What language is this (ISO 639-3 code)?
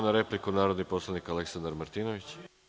srp